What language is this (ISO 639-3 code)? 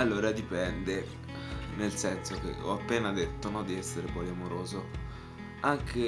ita